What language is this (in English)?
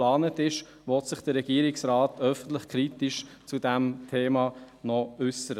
Swiss German